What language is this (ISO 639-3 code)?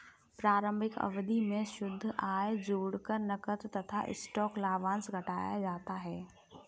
hin